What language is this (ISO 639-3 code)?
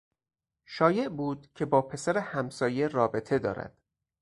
fas